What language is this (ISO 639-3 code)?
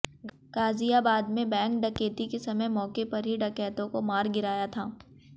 hin